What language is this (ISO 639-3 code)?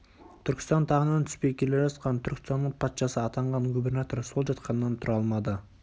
kaz